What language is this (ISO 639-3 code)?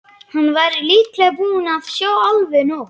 isl